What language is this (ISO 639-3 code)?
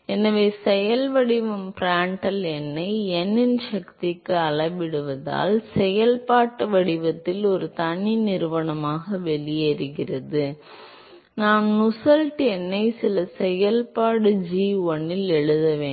tam